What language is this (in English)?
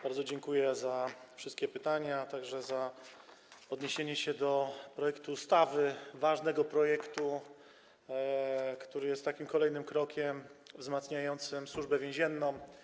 Polish